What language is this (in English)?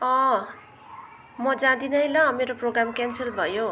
Nepali